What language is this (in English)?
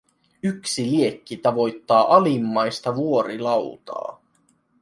Finnish